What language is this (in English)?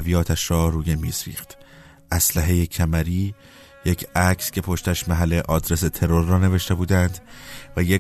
Persian